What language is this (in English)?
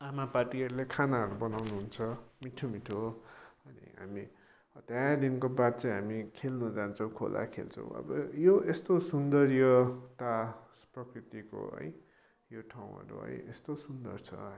Nepali